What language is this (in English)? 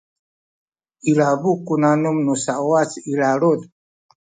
Sakizaya